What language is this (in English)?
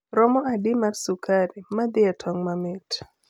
Luo (Kenya and Tanzania)